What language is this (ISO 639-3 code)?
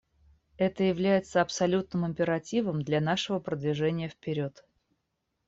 rus